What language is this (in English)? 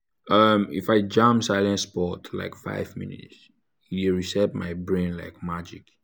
Nigerian Pidgin